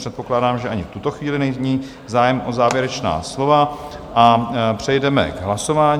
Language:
Czech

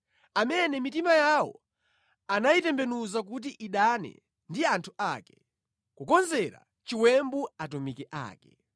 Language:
Nyanja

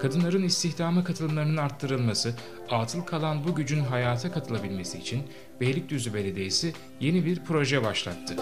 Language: Turkish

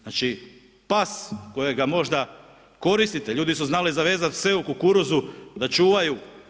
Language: Croatian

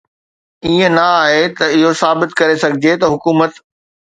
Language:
Sindhi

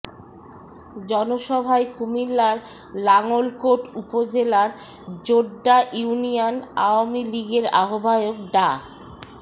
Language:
Bangla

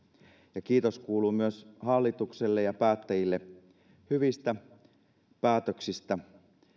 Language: Finnish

